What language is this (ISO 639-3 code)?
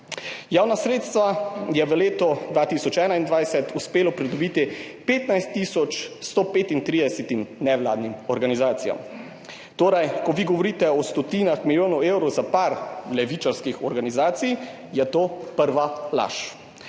slv